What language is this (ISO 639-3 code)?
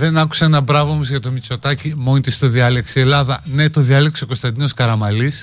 ell